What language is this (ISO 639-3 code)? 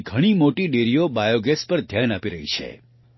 guj